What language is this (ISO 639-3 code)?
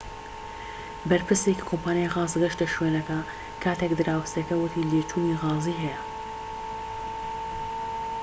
ckb